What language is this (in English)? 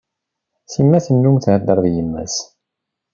Kabyle